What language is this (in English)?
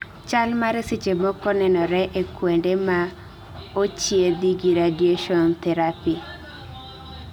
Luo (Kenya and Tanzania)